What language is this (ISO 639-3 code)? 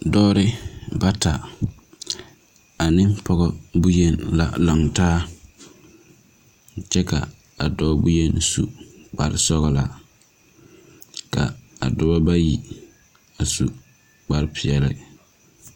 dga